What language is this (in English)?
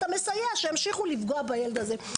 Hebrew